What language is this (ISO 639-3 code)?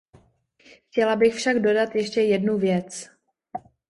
ces